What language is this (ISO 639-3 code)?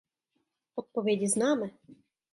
ces